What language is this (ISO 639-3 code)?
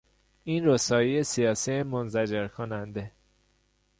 fas